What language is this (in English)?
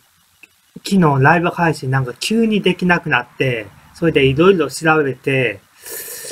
Japanese